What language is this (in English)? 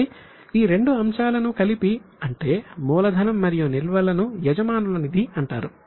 Telugu